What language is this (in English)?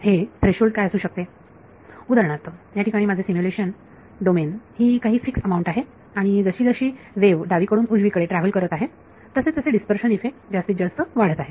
Marathi